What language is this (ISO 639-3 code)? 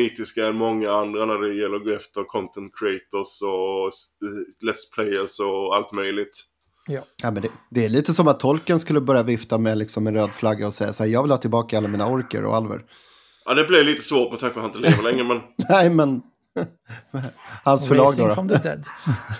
swe